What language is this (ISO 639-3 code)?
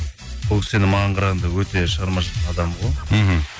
kaz